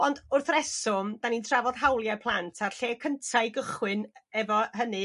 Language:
Welsh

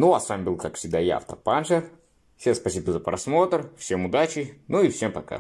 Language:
Russian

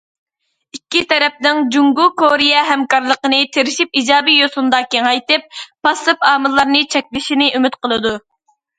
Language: Uyghur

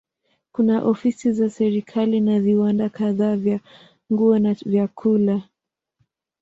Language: Swahili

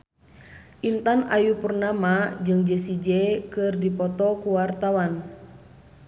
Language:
Sundanese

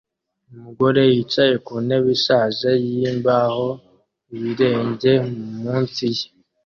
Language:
Kinyarwanda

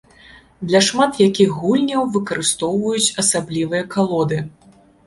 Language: Belarusian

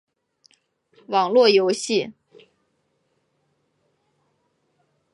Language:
Chinese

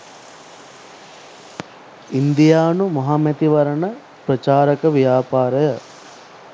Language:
Sinhala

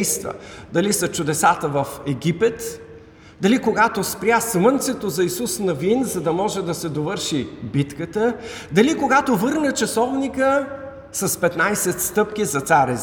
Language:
Bulgarian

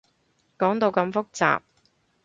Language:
Cantonese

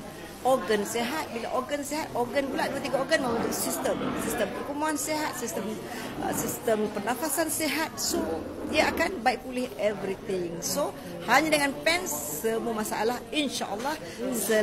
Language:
Malay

